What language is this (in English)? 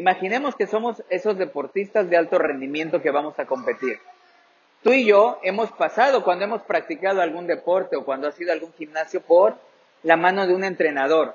Spanish